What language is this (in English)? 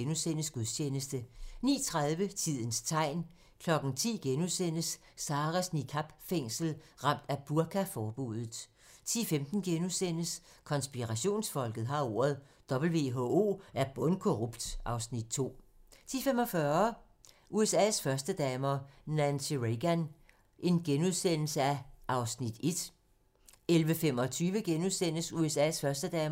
Danish